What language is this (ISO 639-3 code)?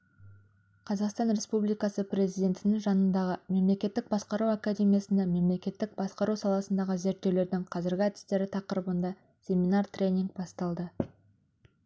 kaz